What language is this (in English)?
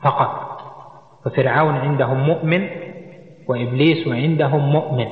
Arabic